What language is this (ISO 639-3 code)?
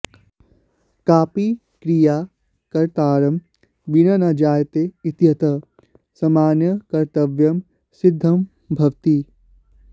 san